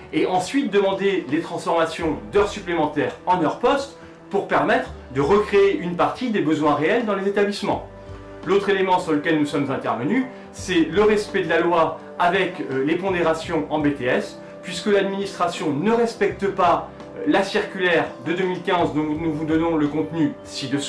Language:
French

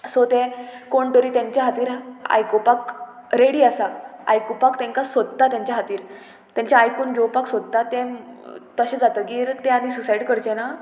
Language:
Konkani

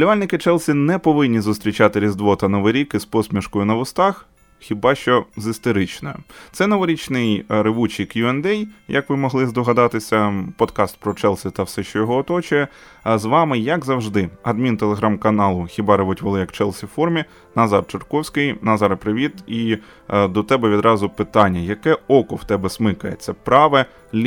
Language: Ukrainian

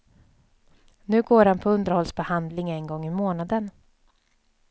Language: Swedish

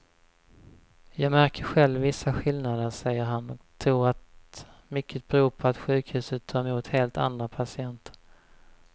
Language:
Swedish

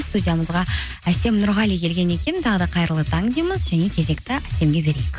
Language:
Kazakh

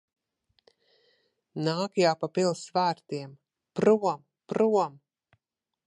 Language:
Latvian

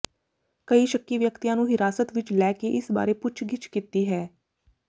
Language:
Punjabi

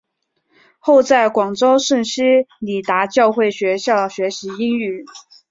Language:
Chinese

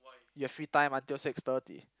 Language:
English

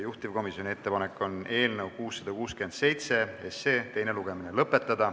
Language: Estonian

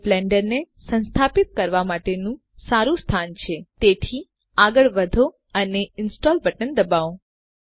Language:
Gujarati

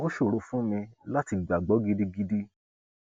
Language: Yoruba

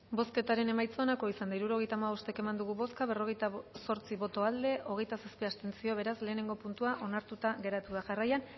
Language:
Basque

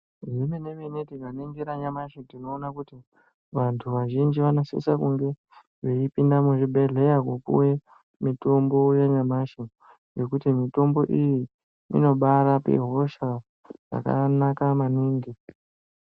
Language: Ndau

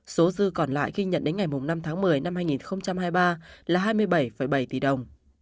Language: Vietnamese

